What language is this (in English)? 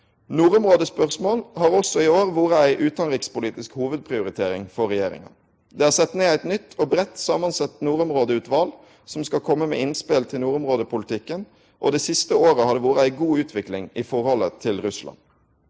Norwegian